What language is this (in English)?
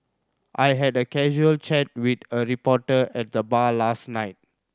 English